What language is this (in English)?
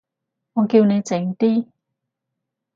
Cantonese